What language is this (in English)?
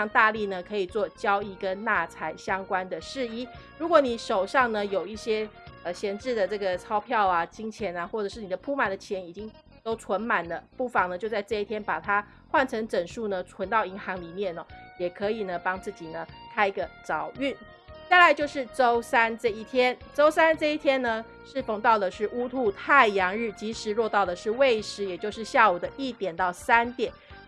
Chinese